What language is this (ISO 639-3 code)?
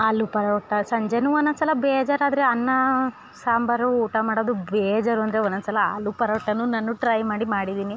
kan